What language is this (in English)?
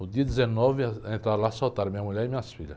Portuguese